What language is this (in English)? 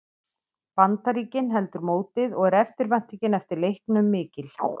Icelandic